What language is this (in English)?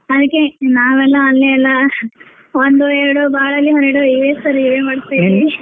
Kannada